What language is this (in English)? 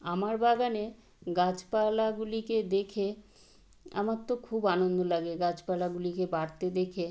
Bangla